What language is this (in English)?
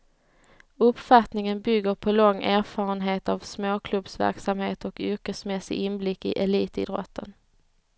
Swedish